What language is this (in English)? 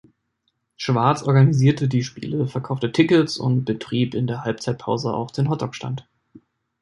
German